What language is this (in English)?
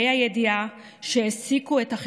Hebrew